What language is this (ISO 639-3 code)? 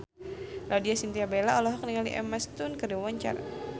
sun